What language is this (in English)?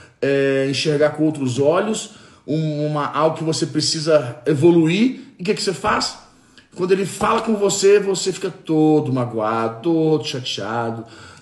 Portuguese